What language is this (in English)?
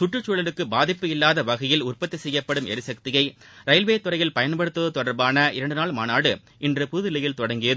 Tamil